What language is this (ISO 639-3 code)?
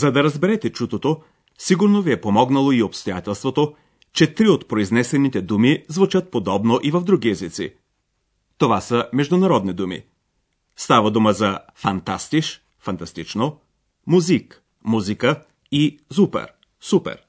bul